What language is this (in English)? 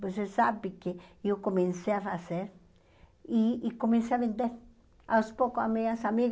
Portuguese